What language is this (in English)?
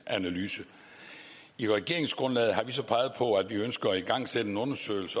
Danish